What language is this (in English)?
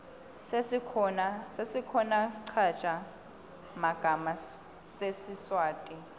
Swati